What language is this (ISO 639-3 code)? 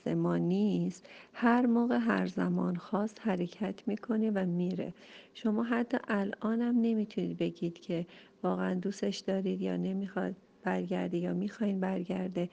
fas